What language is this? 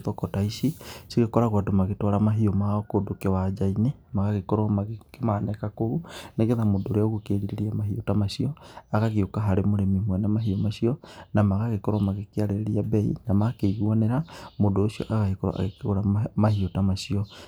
Kikuyu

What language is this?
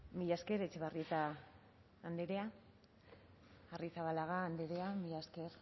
Basque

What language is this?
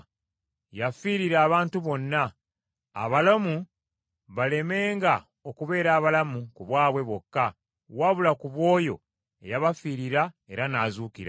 Ganda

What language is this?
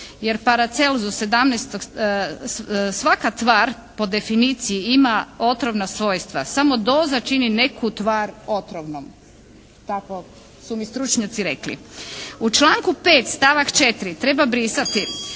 Croatian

